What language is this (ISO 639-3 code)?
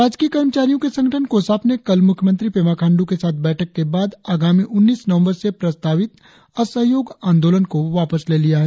hin